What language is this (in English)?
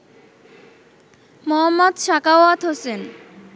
Bangla